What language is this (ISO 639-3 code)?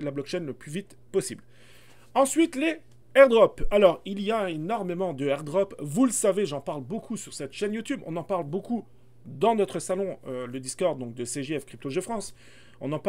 fra